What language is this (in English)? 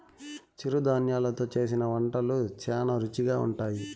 Telugu